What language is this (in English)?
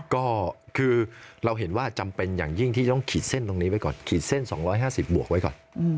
Thai